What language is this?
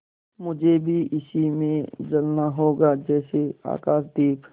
Hindi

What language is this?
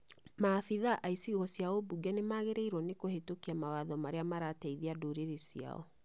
Kikuyu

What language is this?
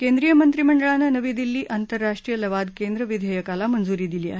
Marathi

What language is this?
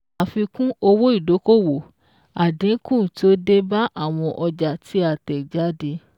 Yoruba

